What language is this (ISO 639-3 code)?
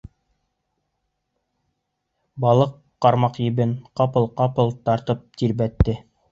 bak